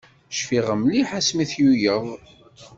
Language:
Kabyle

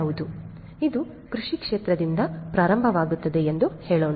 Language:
Kannada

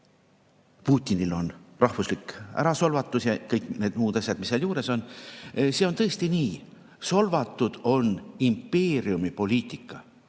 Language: Estonian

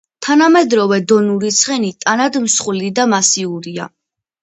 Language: Georgian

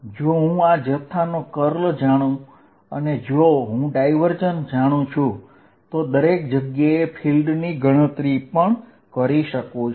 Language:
Gujarati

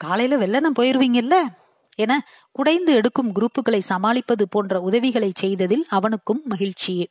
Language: Tamil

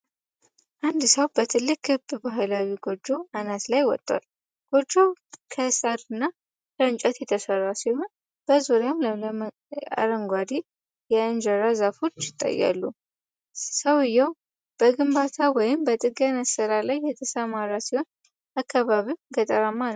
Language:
Amharic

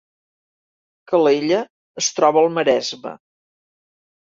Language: Catalan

